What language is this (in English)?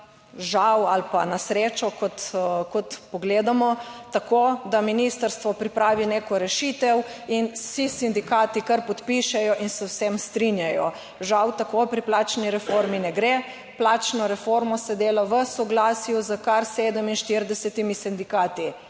Slovenian